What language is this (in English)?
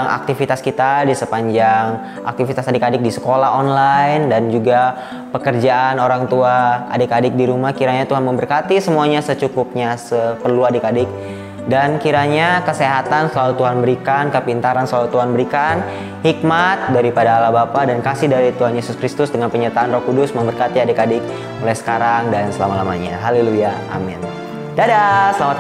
Indonesian